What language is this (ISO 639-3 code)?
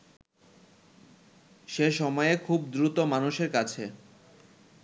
ben